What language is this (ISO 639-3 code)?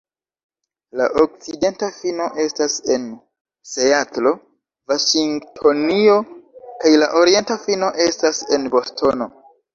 epo